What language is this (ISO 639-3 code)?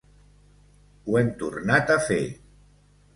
cat